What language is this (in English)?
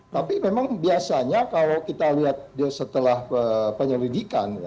Indonesian